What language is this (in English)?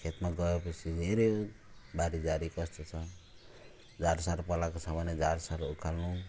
Nepali